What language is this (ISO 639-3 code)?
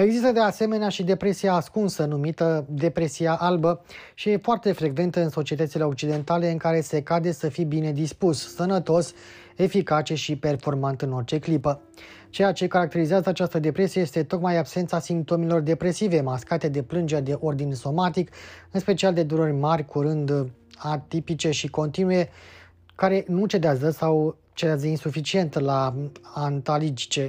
ron